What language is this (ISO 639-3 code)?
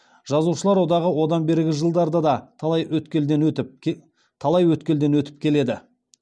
kaz